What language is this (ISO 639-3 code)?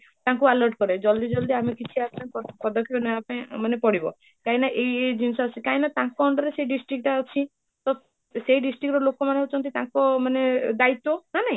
ori